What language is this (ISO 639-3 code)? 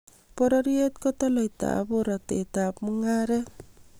kln